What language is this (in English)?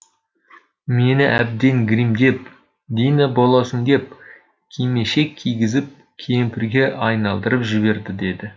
Kazakh